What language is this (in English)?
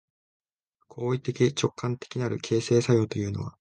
Japanese